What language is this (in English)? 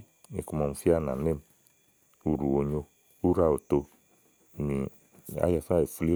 Igo